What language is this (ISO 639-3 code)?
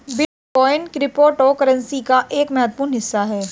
hin